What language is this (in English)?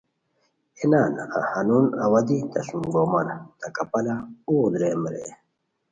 Khowar